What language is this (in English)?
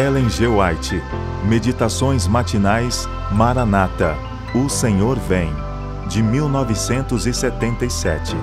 Portuguese